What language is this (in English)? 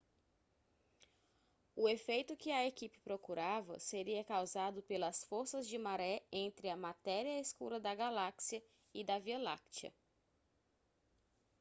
Portuguese